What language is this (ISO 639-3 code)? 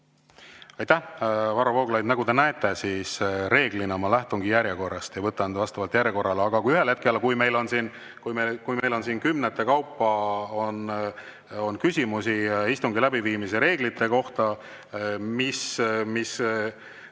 est